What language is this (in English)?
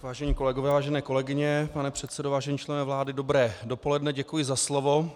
Czech